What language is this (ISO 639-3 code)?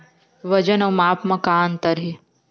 hne